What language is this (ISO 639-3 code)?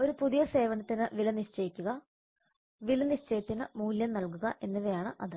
mal